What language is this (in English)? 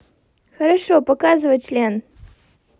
Russian